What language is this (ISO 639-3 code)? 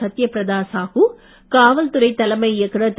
tam